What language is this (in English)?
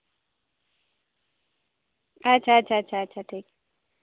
Santali